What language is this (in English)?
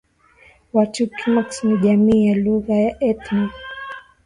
Swahili